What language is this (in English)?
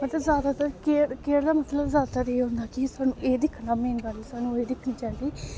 Dogri